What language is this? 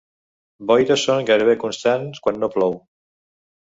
Catalan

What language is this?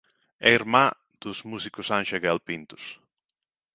Galician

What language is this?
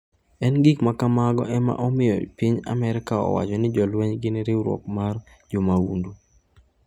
Luo (Kenya and Tanzania)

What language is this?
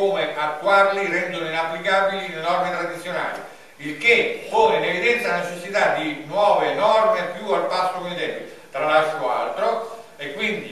Italian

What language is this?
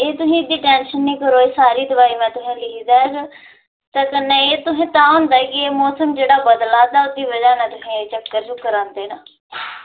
Dogri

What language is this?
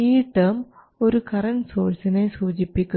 Malayalam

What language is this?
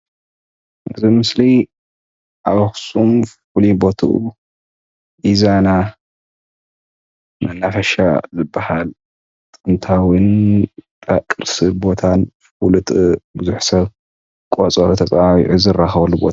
Tigrinya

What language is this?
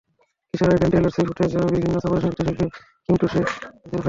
Bangla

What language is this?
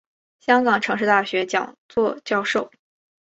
Chinese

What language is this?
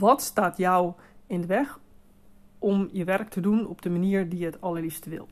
Dutch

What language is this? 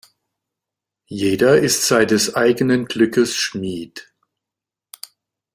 German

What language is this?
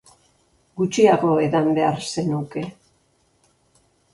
Basque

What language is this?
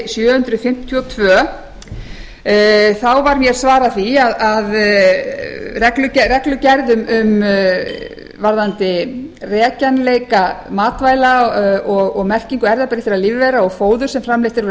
Icelandic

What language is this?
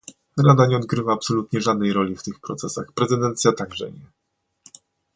Polish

